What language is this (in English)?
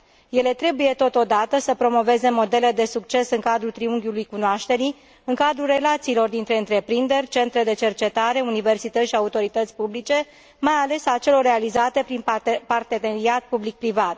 Romanian